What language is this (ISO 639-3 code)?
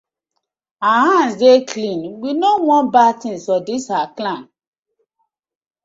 pcm